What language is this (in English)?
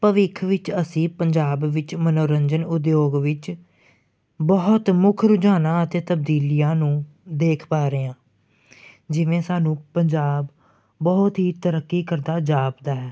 Punjabi